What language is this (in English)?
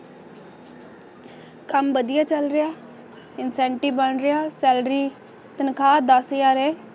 Punjabi